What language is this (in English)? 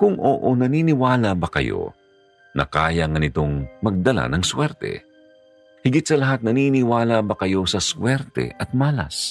Filipino